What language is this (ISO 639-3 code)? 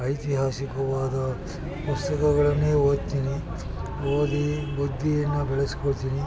kan